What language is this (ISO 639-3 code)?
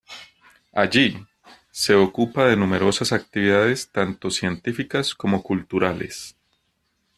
spa